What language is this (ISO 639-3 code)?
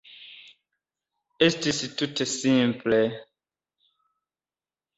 epo